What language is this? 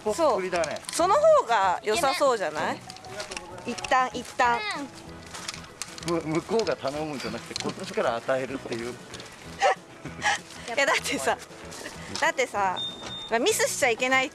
Japanese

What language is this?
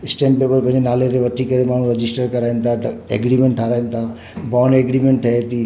Sindhi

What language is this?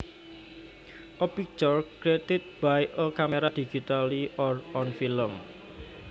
Javanese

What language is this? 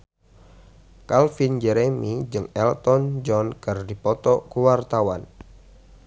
Sundanese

